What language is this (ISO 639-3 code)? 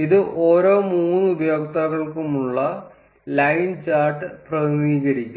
mal